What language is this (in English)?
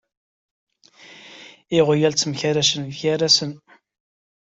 Kabyle